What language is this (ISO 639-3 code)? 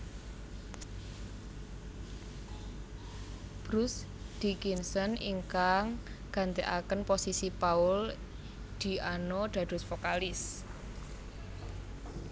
jav